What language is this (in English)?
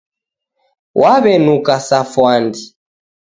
Taita